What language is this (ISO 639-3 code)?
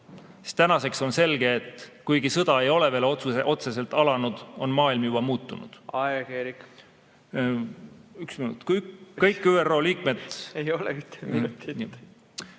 est